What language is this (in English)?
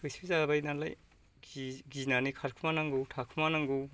Bodo